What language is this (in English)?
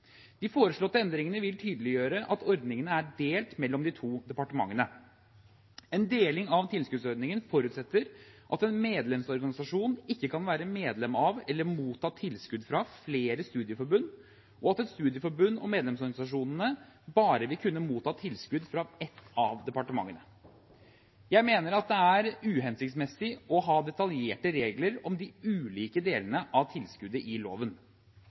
Norwegian Bokmål